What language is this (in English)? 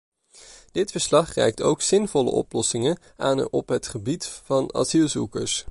Dutch